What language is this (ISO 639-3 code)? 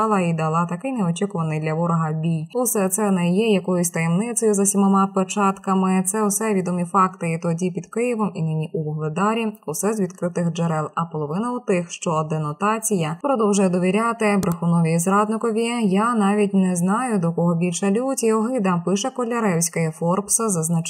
ukr